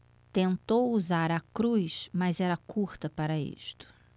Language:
Portuguese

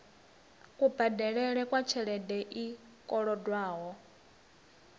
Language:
Venda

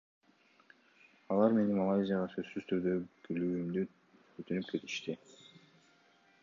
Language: Kyrgyz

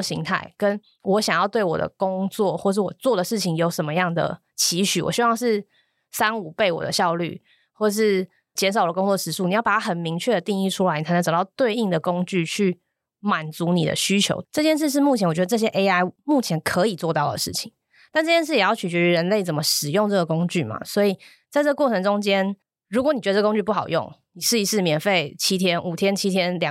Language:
Chinese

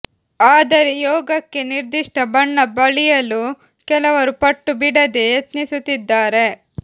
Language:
Kannada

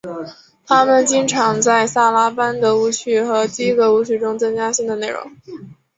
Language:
Chinese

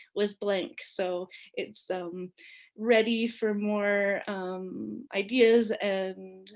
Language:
English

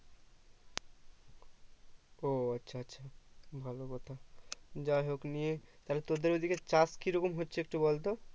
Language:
Bangla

